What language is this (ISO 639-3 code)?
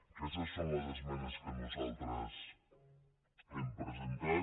cat